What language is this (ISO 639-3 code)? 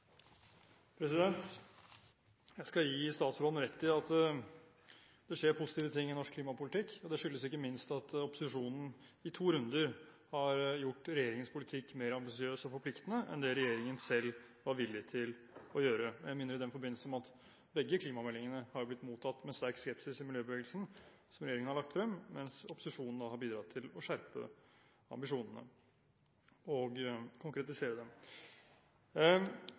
nor